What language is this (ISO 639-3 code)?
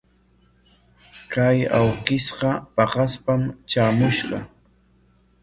qwa